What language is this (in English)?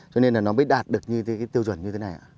Vietnamese